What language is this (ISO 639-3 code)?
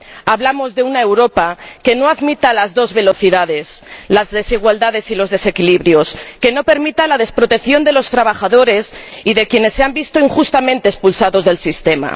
spa